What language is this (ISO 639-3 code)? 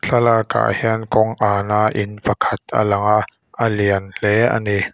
lus